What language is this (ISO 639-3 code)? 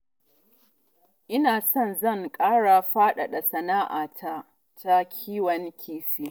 hau